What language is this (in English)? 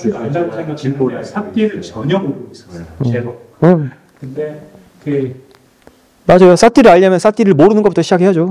Korean